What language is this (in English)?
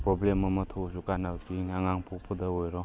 Manipuri